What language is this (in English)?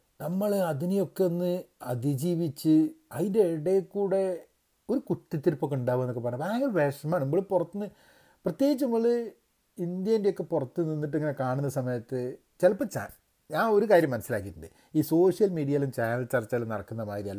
Malayalam